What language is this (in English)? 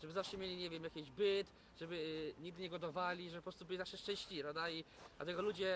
Polish